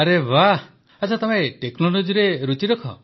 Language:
Odia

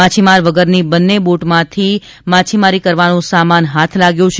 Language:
Gujarati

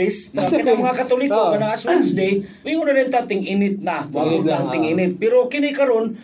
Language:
Filipino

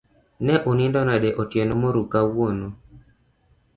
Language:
Luo (Kenya and Tanzania)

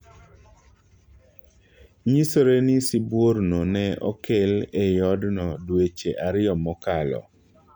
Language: Luo (Kenya and Tanzania)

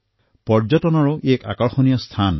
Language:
Assamese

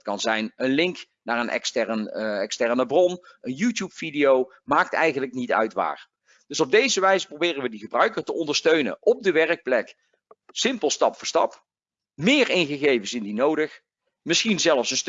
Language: Dutch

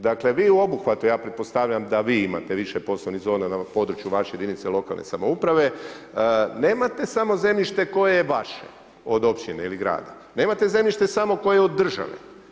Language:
Croatian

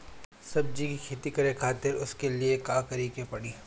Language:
Bhojpuri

